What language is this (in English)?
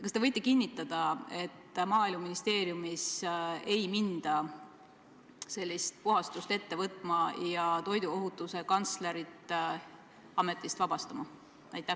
Estonian